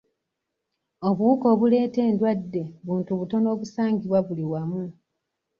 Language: Ganda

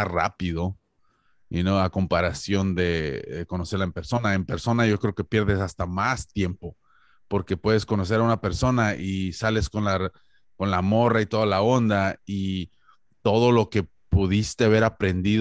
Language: Spanish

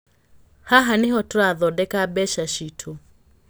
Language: Kikuyu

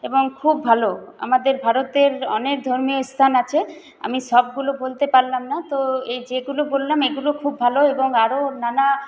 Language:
Bangla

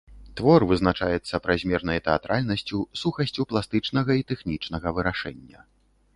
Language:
Belarusian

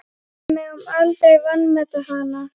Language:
Icelandic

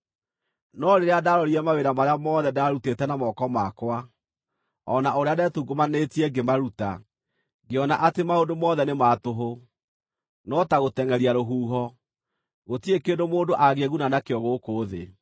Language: Kikuyu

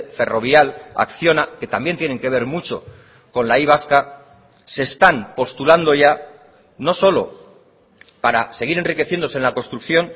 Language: Spanish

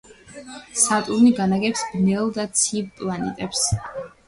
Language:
Georgian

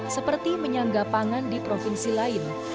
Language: Indonesian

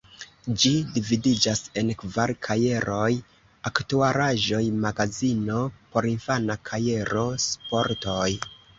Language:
Esperanto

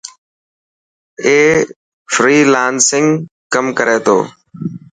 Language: Dhatki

